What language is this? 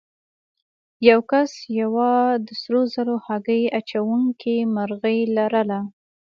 Pashto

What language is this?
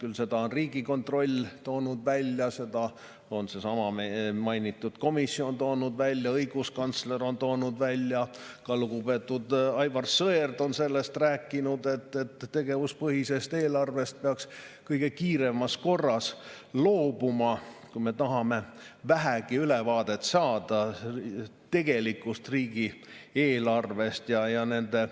Estonian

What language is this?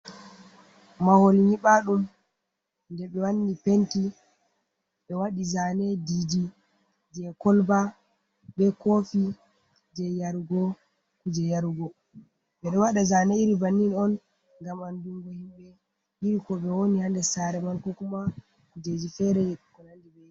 Fula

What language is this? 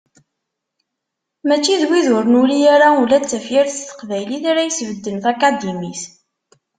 Kabyle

